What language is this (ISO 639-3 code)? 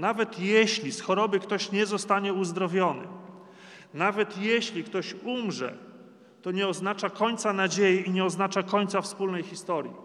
pol